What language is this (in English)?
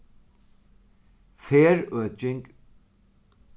Faroese